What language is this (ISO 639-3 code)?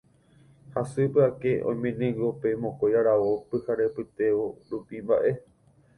grn